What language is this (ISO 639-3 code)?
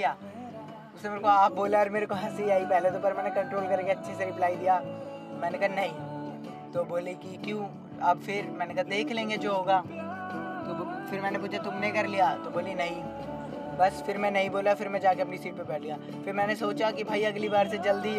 hin